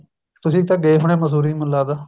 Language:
Punjabi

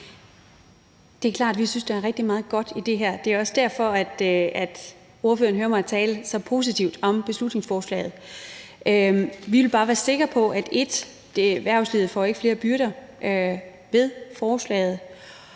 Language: Danish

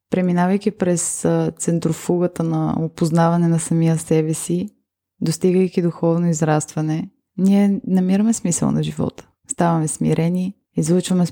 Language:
Bulgarian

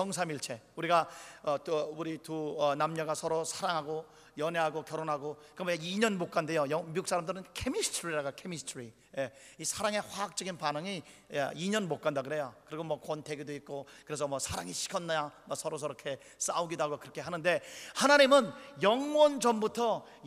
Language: Korean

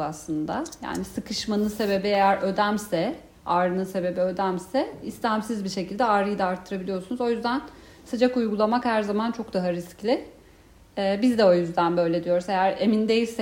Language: Turkish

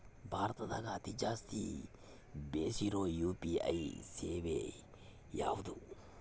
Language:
Kannada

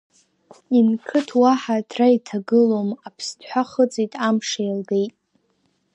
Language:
Abkhazian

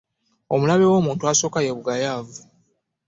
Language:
Ganda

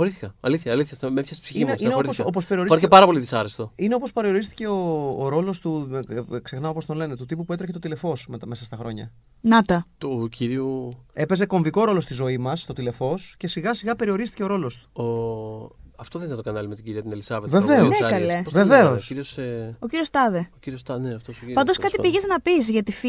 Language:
Greek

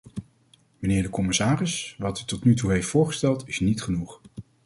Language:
Dutch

